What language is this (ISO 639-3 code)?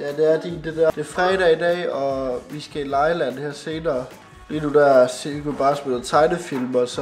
dan